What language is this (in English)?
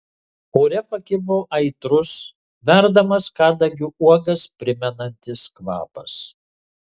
Lithuanian